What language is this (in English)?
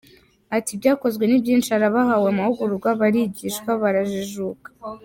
Kinyarwanda